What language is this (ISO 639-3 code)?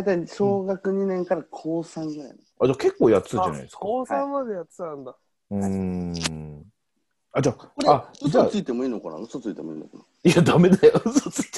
jpn